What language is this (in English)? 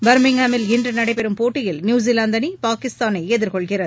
Tamil